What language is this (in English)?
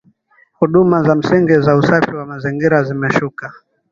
Swahili